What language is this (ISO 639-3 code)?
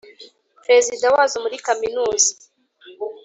kin